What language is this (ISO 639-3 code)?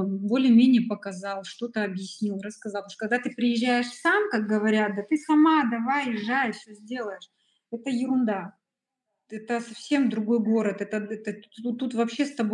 rus